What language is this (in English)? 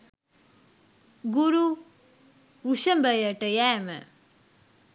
Sinhala